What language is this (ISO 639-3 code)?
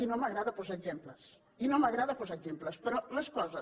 cat